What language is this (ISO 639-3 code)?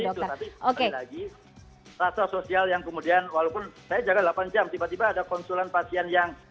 ind